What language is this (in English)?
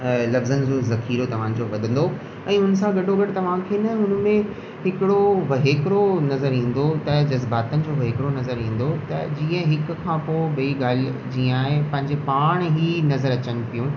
Sindhi